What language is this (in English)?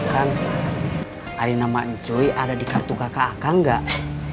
Indonesian